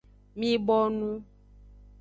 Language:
Aja (Benin)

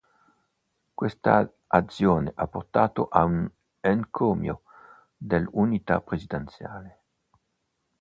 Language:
Italian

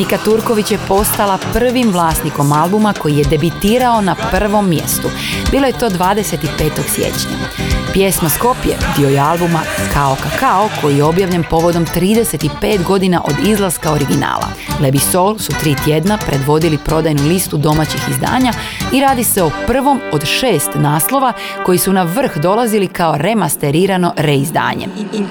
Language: Croatian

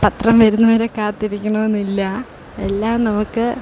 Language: Malayalam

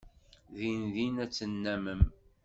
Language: Kabyle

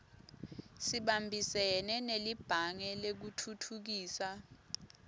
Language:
Swati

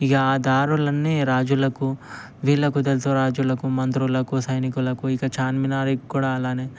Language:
Telugu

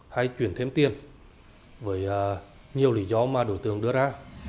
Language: Vietnamese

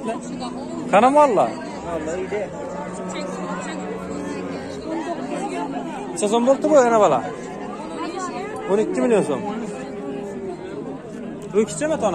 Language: Turkish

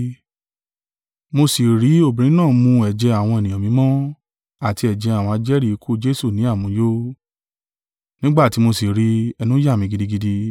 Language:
Yoruba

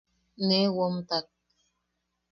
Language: Yaqui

